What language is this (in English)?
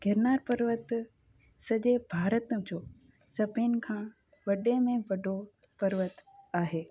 Sindhi